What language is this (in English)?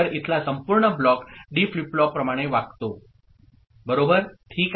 Marathi